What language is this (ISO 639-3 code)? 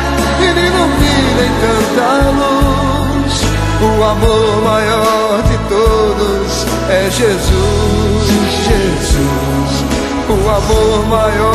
por